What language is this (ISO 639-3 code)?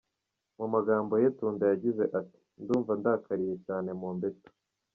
kin